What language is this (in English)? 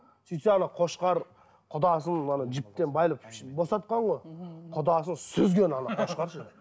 Kazakh